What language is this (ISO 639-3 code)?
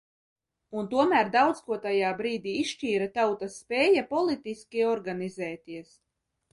lav